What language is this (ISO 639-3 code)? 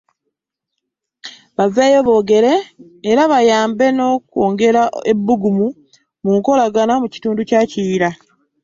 lug